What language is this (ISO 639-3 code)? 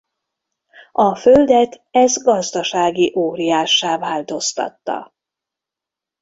hun